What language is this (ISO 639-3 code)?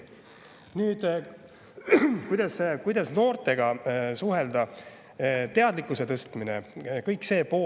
est